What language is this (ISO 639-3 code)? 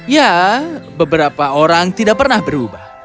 ind